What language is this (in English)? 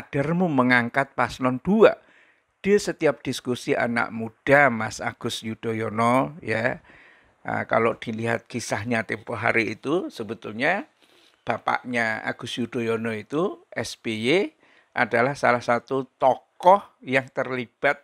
Indonesian